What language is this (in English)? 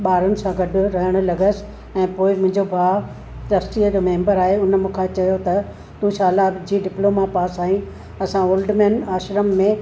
Sindhi